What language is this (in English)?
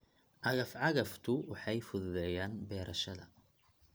Somali